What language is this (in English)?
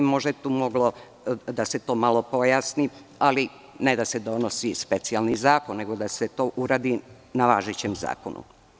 Serbian